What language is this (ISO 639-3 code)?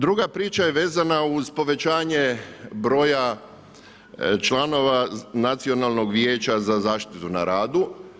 hrv